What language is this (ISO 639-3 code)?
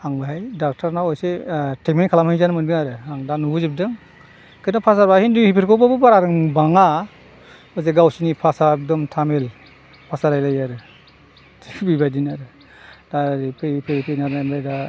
brx